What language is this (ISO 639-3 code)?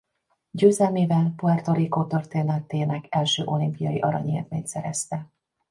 hun